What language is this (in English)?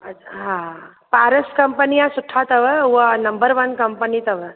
Sindhi